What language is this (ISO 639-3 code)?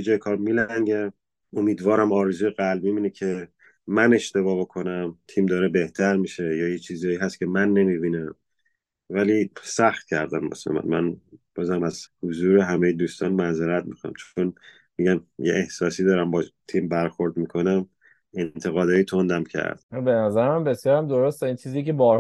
fas